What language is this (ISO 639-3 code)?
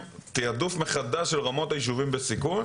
heb